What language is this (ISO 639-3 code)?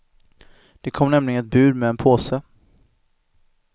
swe